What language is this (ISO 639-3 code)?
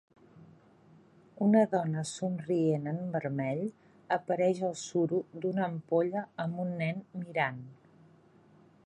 cat